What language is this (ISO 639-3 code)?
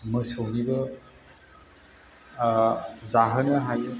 brx